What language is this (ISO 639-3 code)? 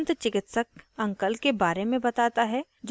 hin